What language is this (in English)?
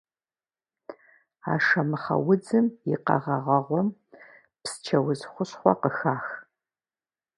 Kabardian